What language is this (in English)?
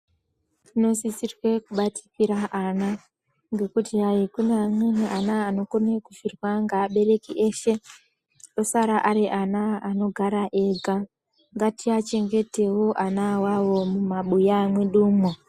Ndau